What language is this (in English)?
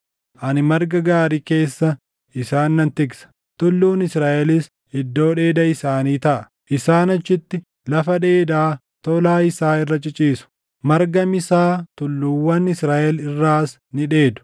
Oromo